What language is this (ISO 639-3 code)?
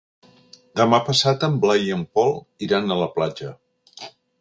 cat